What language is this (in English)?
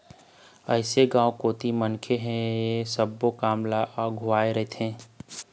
Chhattisgarhi